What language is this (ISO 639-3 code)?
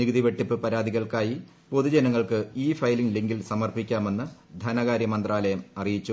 mal